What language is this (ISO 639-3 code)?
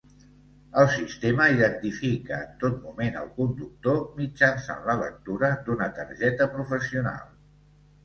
cat